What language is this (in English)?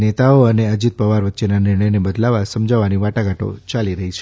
Gujarati